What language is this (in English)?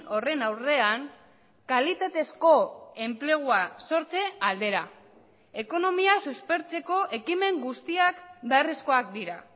Basque